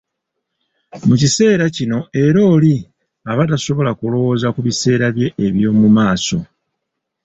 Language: Ganda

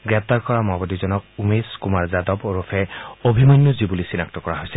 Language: Assamese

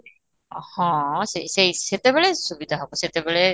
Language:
Odia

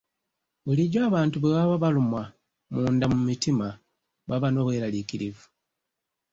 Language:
Ganda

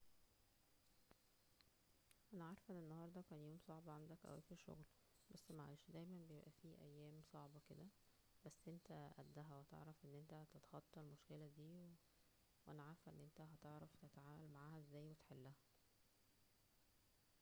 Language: Egyptian Arabic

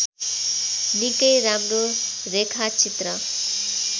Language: Nepali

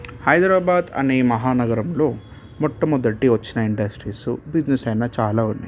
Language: Telugu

